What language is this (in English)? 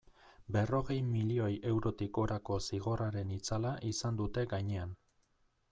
Basque